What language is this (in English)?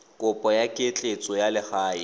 Tswana